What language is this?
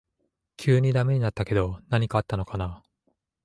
Japanese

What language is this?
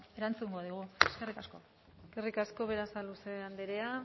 Basque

